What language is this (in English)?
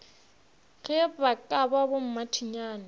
Northern Sotho